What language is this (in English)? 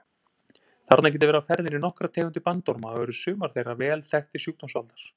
Icelandic